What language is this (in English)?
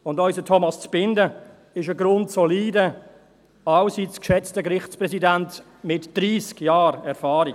Swiss German